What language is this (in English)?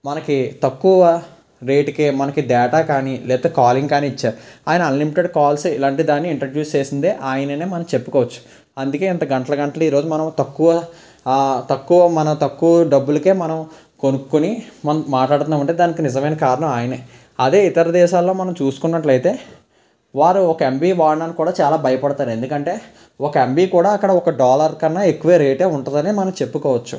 Telugu